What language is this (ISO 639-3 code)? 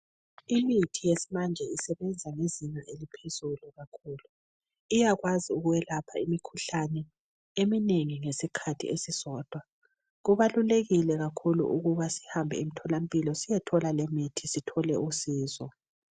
nde